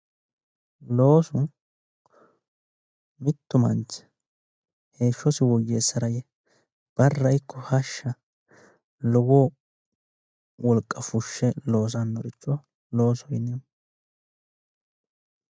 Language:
Sidamo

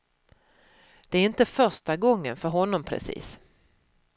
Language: Swedish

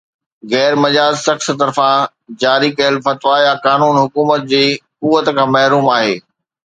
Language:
Sindhi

